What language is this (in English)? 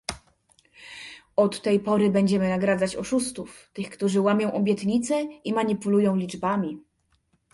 Polish